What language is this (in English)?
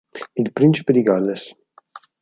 Italian